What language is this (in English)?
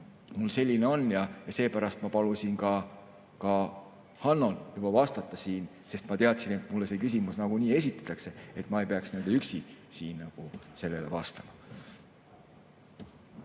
Estonian